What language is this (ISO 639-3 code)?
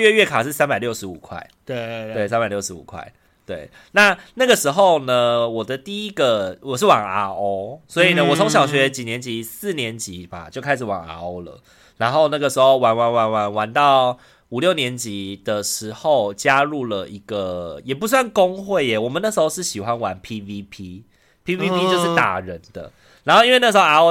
zho